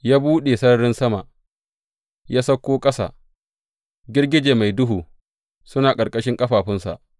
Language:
Hausa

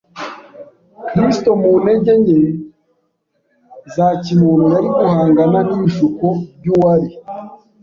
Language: Kinyarwanda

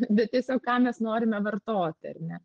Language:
Lithuanian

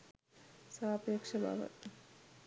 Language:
Sinhala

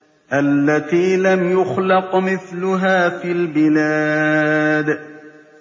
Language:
Arabic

